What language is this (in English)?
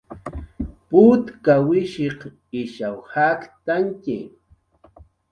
Jaqaru